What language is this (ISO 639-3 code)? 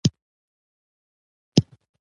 pus